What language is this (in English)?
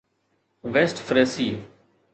Sindhi